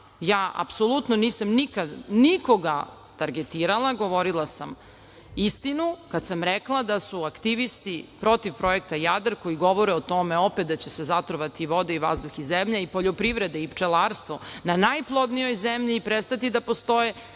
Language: Serbian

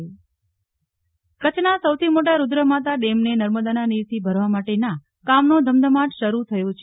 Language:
Gujarati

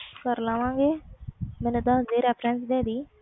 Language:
Punjabi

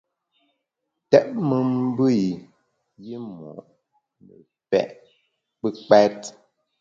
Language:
Bamun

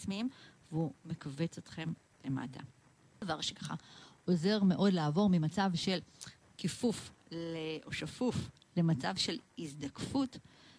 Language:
Hebrew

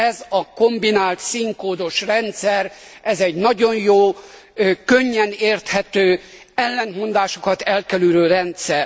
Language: Hungarian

